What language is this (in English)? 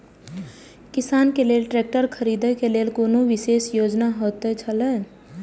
Maithili